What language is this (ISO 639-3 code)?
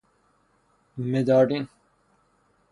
fas